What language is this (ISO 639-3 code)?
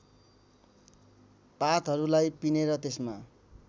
nep